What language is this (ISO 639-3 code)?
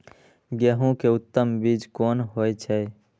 mai